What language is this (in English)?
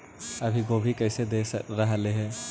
Magahi